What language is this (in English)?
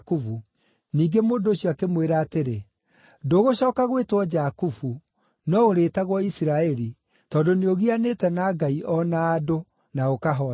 Kikuyu